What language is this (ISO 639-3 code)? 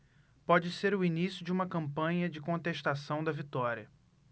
por